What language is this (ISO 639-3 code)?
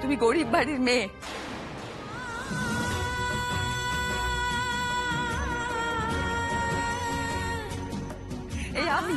hin